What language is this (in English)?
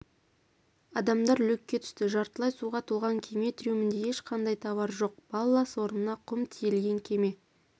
Kazakh